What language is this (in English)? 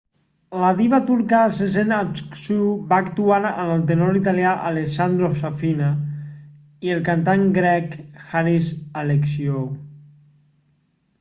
Catalan